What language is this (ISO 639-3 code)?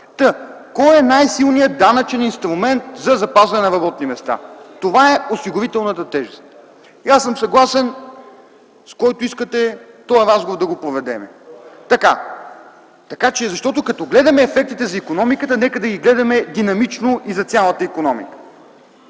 bul